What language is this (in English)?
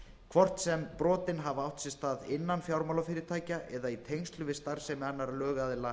Icelandic